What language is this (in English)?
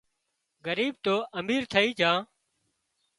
Wadiyara Koli